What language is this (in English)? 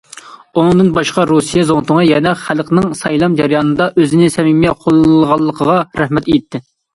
Uyghur